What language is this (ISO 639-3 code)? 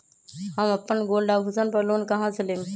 mag